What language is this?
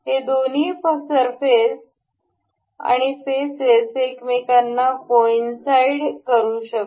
Marathi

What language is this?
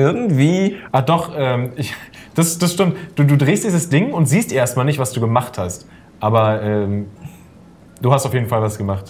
German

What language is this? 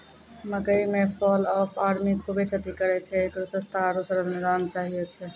Maithili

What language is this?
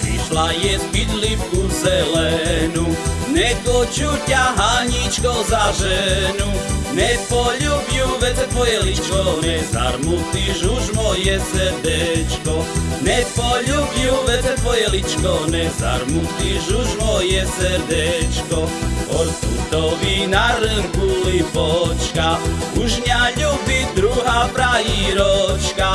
Slovak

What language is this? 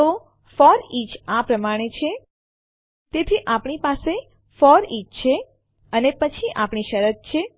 Gujarati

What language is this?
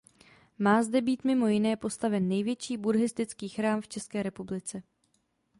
Czech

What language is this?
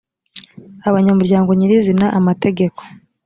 Kinyarwanda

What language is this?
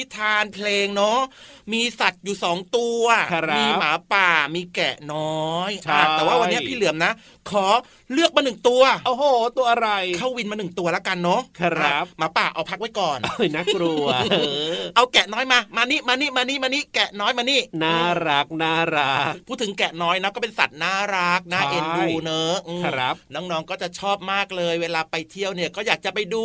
Thai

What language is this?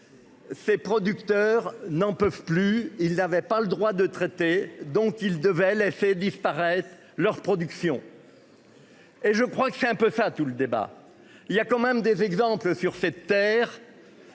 French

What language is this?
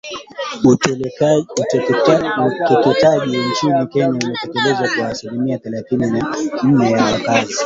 Swahili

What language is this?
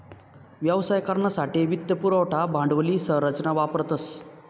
Marathi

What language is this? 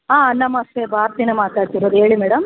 Kannada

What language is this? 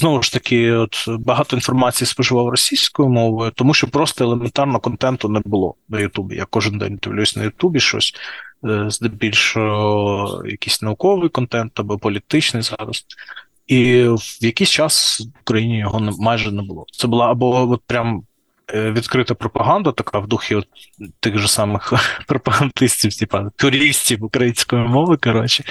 Ukrainian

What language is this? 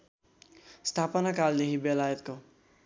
Nepali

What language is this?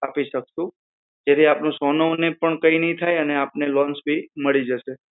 Gujarati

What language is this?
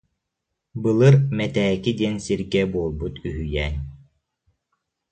Yakut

